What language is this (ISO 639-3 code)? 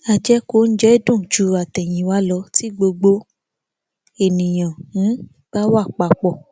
yor